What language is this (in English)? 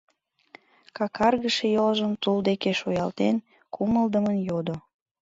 Mari